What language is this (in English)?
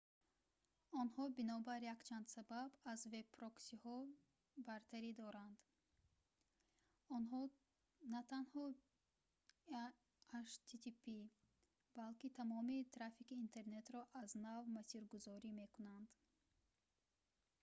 Tajik